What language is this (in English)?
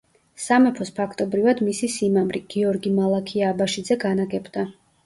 Georgian